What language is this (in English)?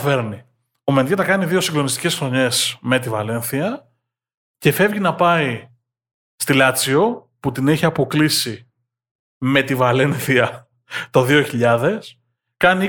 Greek